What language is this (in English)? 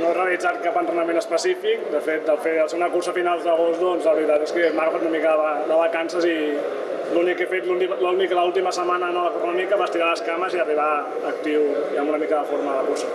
Catalan